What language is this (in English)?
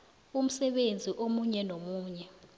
South Ndebele